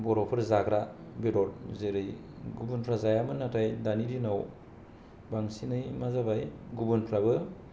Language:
Bodo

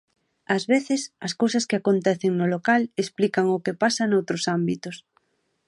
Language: Galician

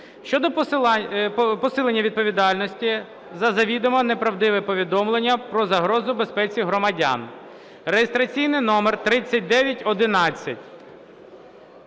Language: Ukrainian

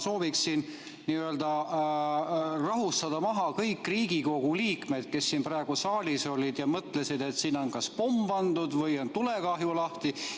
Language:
Estonian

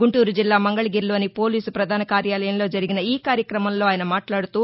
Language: Telugu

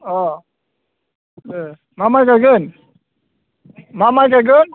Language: Bodo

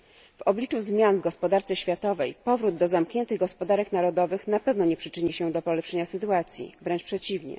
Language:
Polish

